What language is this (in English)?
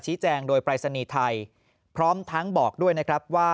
Thai